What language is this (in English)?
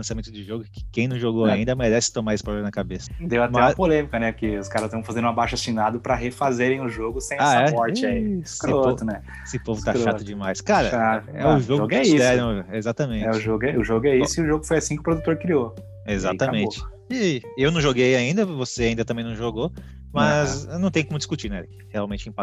Portuguese